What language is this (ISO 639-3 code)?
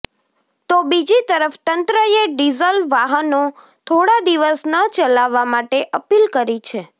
guj